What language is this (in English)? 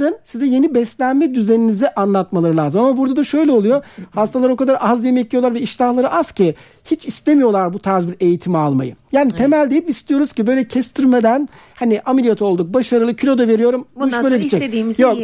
Turkish